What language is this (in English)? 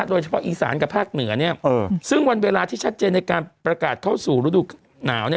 Thai